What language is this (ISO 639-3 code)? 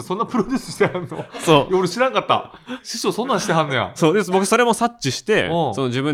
jpn